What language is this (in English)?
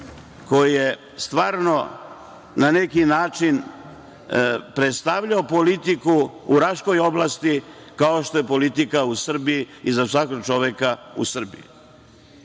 Serbian